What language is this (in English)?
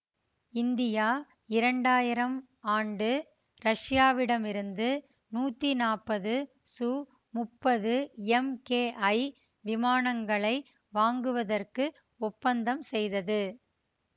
Tamil